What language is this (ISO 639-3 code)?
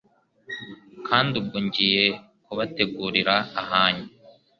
kin